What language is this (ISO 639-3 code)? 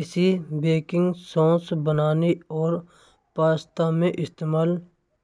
bra